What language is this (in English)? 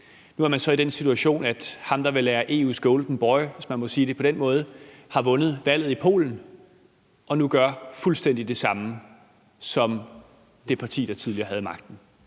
Danish